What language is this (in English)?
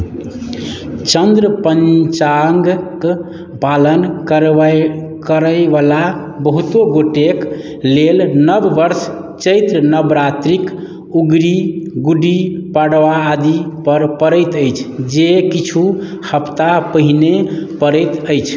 Maithili